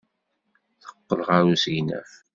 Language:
Kabyle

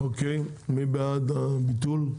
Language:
Hebrew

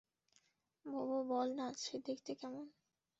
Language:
Bangla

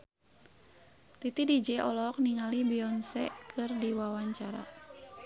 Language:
Sundanese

